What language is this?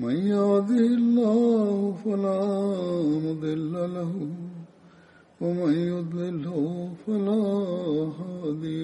Malayalam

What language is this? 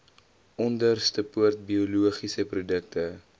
Afrikaans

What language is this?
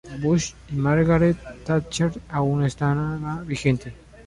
Spanish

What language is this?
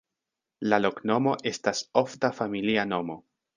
Esperanto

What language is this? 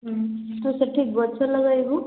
Odia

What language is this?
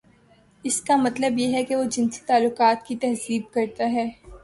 Urdu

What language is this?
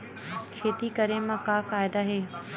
Chhattisgarhi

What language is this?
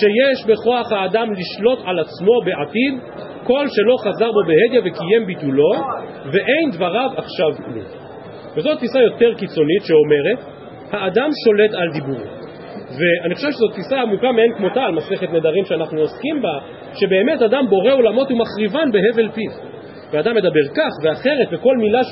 Hebrew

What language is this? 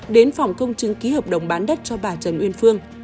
Vietnamese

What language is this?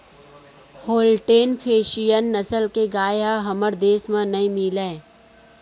Chhattisgarhi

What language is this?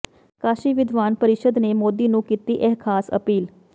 Punjabi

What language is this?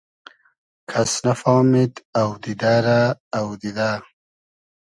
Hazaragi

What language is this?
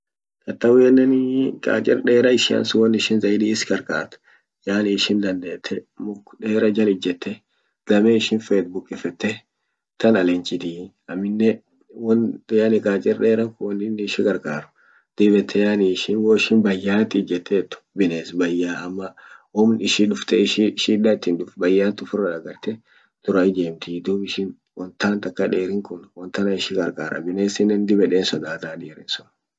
Orma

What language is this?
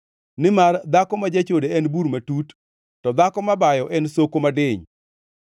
Luo (Kenya and Tanzania)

